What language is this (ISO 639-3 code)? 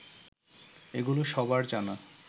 ben